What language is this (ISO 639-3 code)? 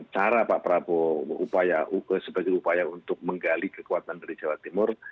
ind